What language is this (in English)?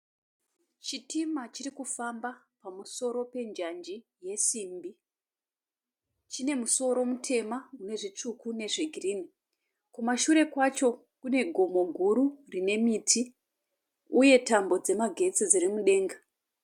Shona